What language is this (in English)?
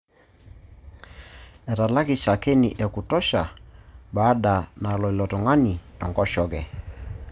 Masai